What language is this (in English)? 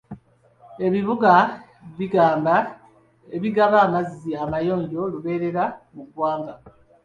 Ganda